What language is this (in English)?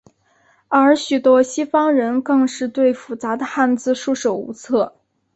Chinese